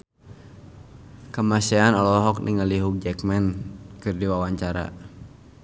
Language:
Sundanese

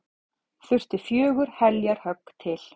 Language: Icelandic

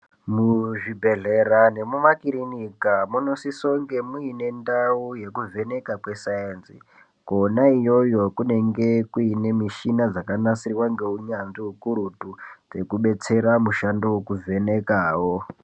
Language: Ndau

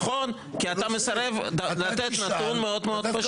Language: Hebrew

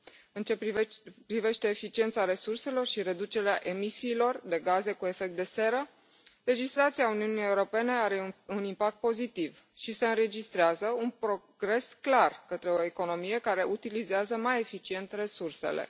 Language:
Romanian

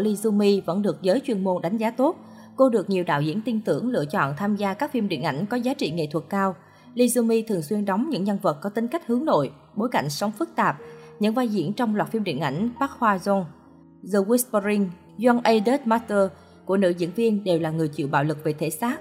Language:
Vietnamese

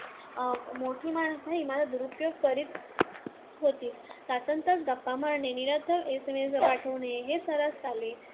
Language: Marathi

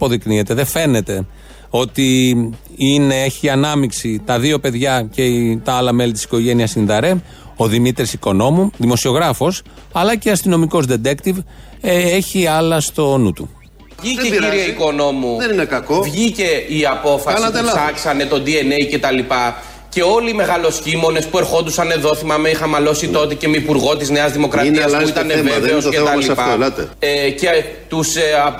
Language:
Greek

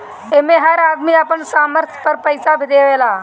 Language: Bhojpuri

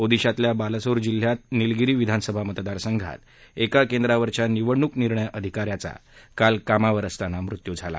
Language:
Marathi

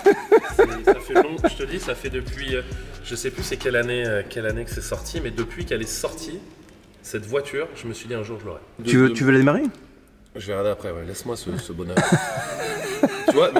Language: French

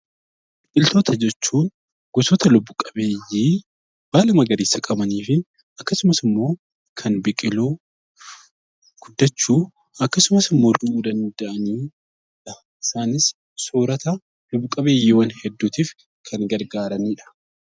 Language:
Oromo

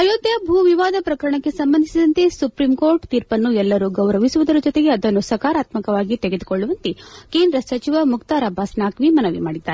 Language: Kannada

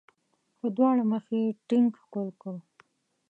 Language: Pashto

